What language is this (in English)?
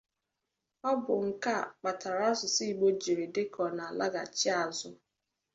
Igbo